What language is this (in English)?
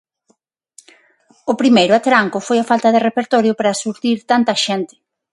Galician